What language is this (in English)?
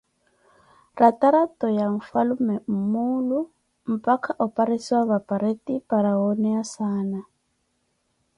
Koti